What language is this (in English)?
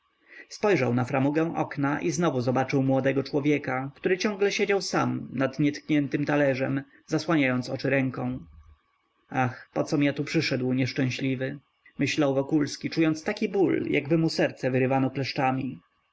Polish